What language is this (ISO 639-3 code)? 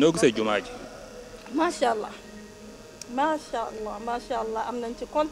ara